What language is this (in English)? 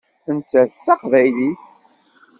Kabyle